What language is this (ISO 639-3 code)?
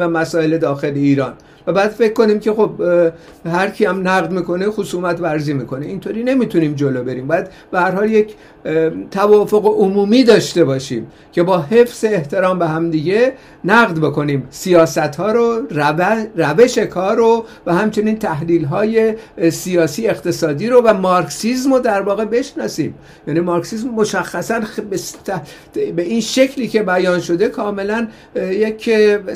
fas